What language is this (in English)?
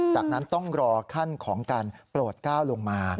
Thai